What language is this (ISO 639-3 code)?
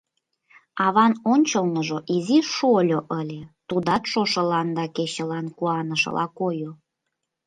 chm